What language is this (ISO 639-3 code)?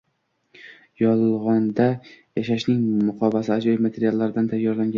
uzb